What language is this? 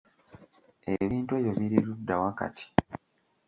Ganda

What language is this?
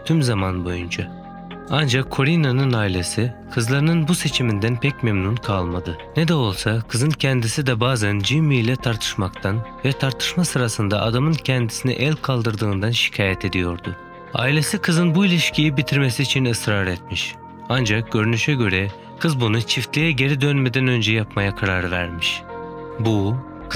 Turkish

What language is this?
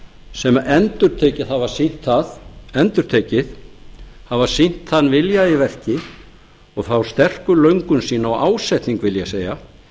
Icelandic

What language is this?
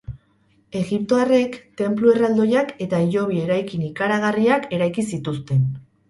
Basque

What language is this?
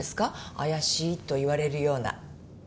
Japanese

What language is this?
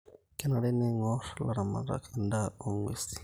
Masai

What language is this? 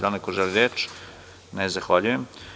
Serbian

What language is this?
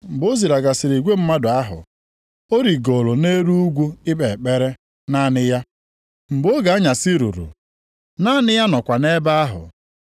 Igbo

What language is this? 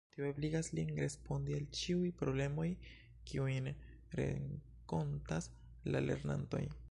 Esperanto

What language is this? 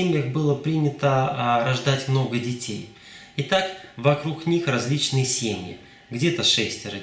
Russian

